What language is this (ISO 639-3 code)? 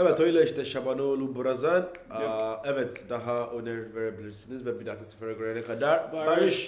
tur